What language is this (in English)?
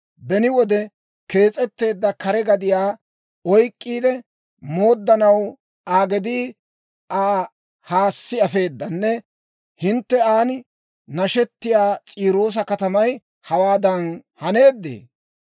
Dawro